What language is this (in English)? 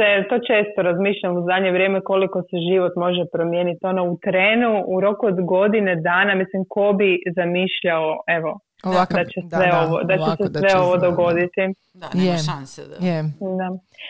Croatian